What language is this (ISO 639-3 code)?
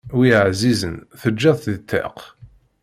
kab